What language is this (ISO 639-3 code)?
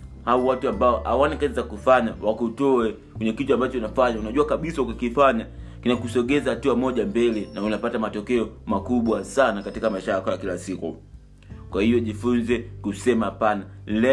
swa